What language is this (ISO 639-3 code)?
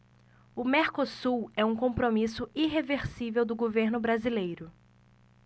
por